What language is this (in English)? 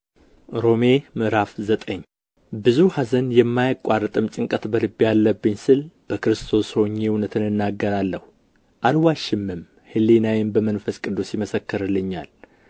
Amharic